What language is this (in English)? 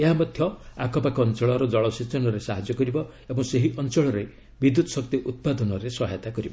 Odia